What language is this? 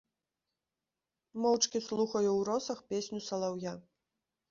Belarusian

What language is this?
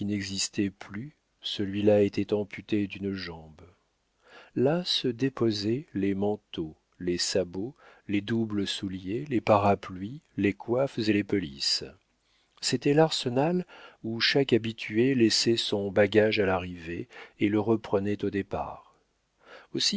French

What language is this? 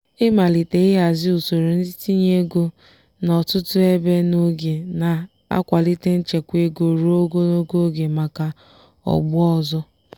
Igbo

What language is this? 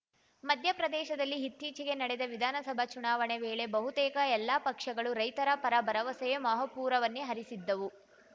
Kannada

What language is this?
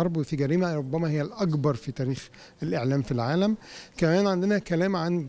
Arabic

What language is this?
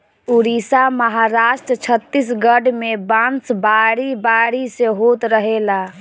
Bhojpuri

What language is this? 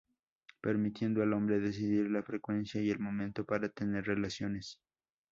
Spanish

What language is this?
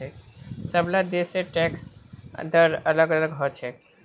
Magahi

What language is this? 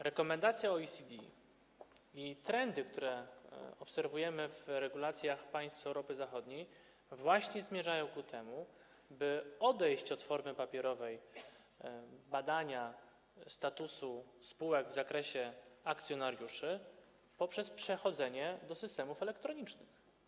Polish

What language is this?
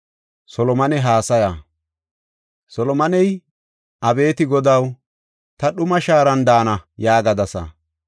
Gofa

